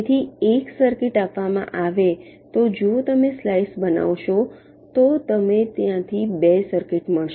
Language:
Gujarati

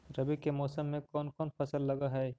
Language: Magahi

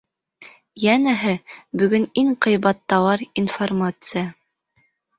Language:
Bashkir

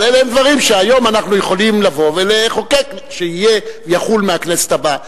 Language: Hebrew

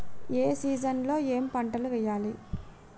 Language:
Telugu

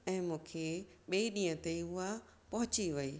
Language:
Sindhi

